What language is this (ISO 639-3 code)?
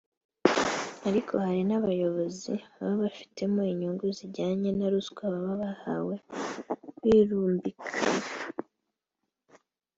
kin